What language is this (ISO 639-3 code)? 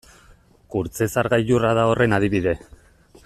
eus